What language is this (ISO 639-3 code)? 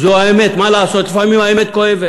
heb